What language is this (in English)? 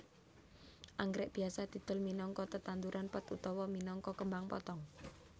Javanese